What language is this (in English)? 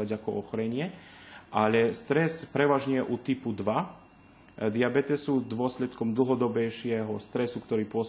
Slovak